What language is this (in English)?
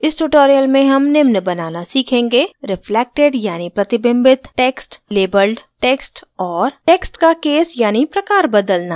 Hindi